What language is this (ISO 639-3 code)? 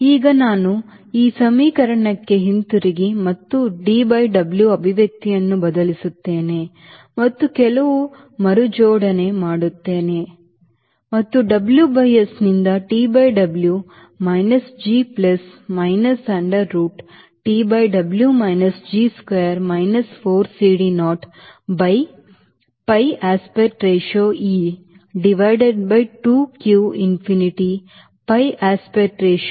kan